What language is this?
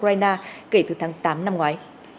Vietnamese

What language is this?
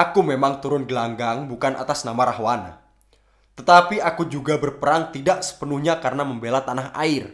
Indonesian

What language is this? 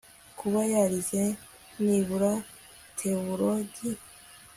Kinyarwanda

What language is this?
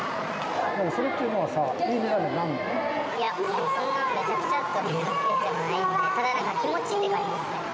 Japanese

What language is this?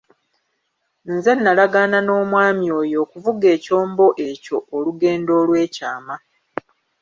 Ganda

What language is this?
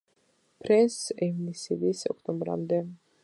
Georgian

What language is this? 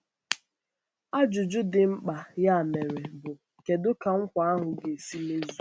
Igbo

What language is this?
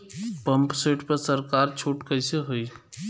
Bhojpuri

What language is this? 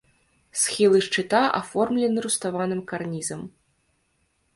Belarusian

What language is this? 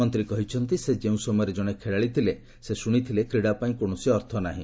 Odia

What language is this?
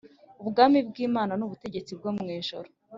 Kinyarwanda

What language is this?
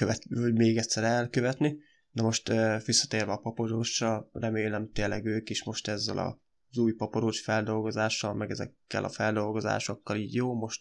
Hungarian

